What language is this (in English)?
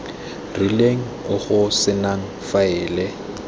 Tswana